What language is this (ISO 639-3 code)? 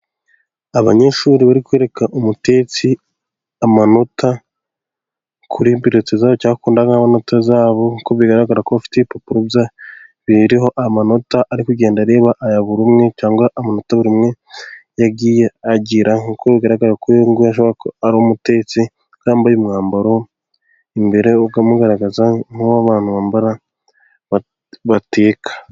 kin